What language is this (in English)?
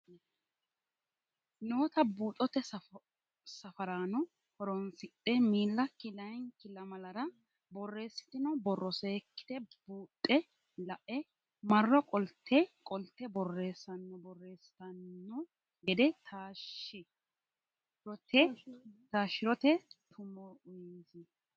Sidamo